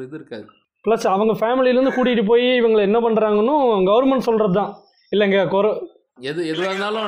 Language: Tamil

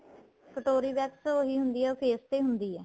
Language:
Punjabi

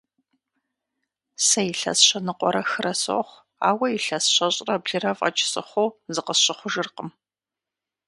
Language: Kabardian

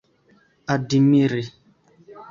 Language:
Esperanto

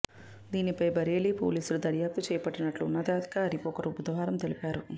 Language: Telugu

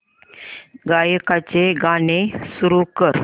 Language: Marathi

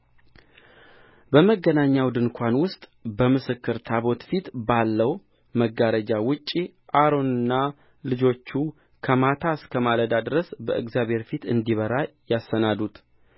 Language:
Amharic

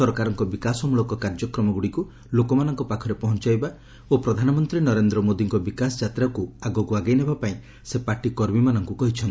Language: Odia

